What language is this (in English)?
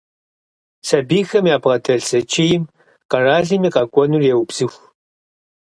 Kabardian